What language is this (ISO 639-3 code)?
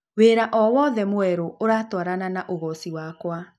kik